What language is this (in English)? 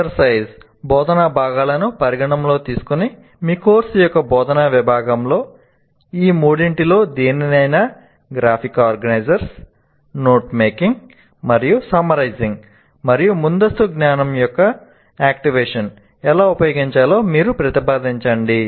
Telugu